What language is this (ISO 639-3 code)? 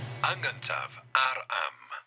cym